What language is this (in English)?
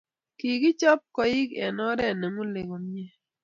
Kalenjin